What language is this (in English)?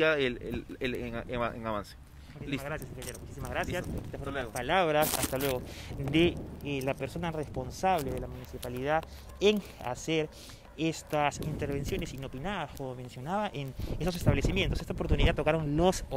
Spanish